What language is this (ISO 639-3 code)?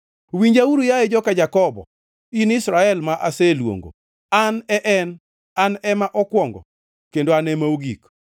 luo